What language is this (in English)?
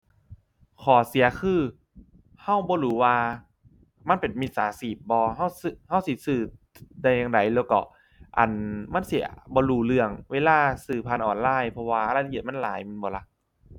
Thai